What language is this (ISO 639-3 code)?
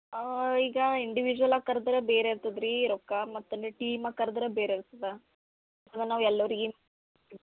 kan